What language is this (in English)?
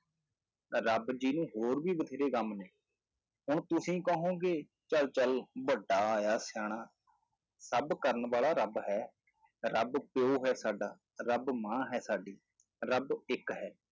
Punjabi